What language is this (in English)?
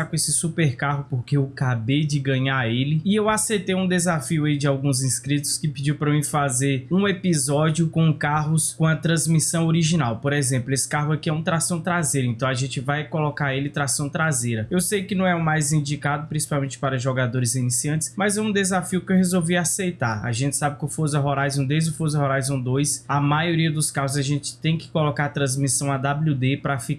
Portuguese